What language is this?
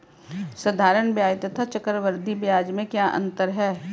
Hindi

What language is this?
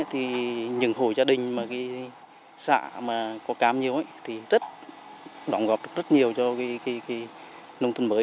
Vietnamese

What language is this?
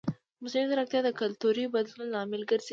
Pashto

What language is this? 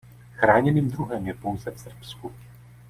Czech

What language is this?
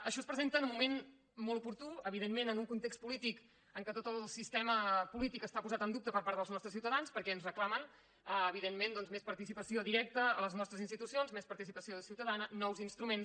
Catalan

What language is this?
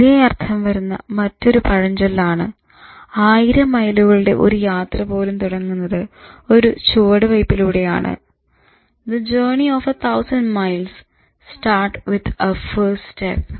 Malayalam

